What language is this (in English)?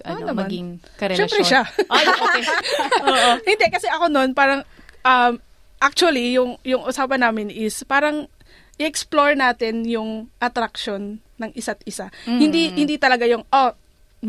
Filipino